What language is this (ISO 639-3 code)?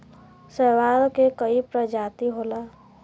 bho